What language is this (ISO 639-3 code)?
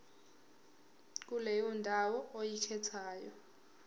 zul